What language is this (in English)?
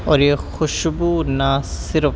Urdu